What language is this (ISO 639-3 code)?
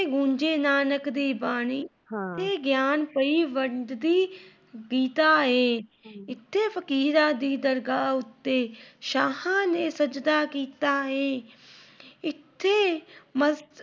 pan